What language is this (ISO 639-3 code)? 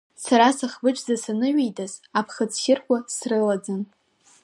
abk